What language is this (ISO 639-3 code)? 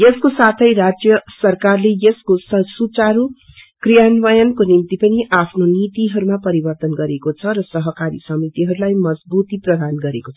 nep